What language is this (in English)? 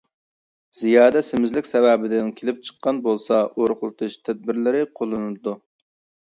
Uyghur